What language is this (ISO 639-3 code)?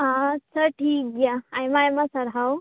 sat